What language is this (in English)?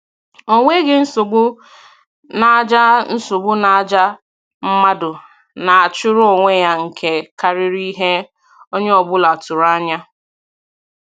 Igbo